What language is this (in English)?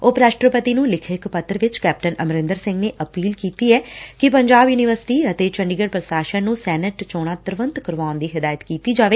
Punjabi